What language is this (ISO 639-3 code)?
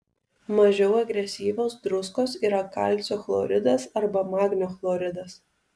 lit